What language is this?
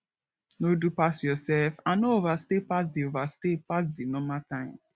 Nigerian Pidgin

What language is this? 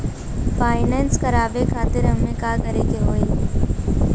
Bhojpuri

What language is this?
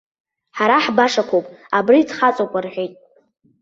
Abkhazian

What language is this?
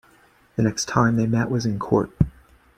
English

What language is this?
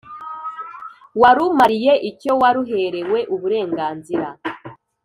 Kinyarwanda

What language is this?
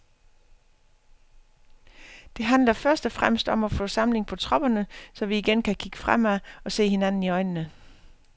Danish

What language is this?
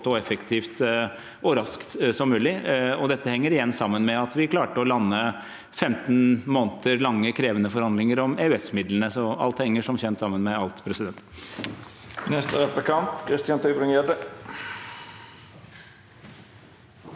Norwegian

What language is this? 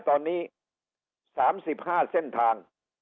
Thai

